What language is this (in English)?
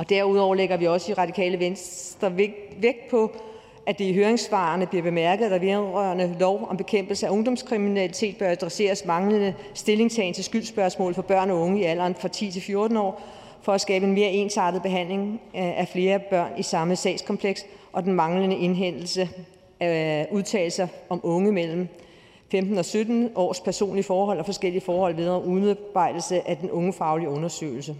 Danish